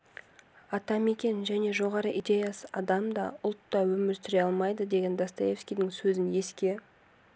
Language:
Kazakh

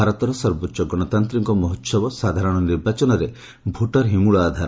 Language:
Odia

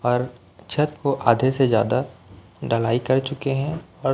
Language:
Hindi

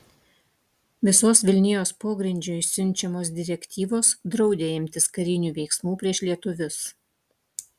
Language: Lithuanian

